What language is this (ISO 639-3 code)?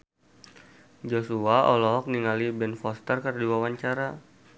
sun